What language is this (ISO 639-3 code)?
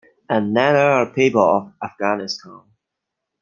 eng